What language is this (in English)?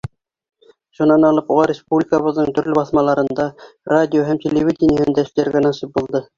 Bashkir